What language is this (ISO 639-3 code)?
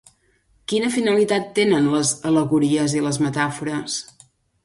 cat